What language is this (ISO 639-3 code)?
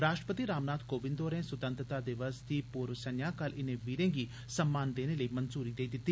doi